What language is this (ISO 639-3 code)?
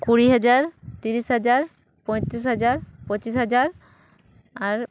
sat